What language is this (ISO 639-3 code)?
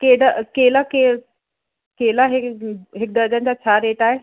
snd